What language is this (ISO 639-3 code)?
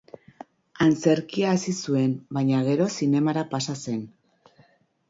eus